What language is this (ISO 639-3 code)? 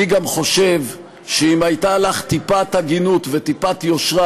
heb